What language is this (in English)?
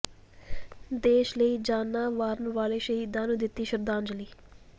Punjabi